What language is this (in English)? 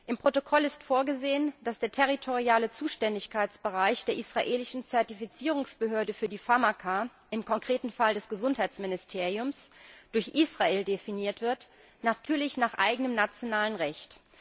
German